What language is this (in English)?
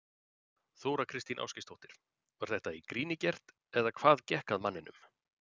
Icelandic